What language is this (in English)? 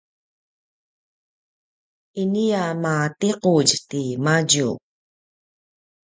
Paiwan